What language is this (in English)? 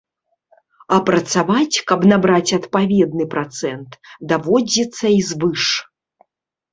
Belarusian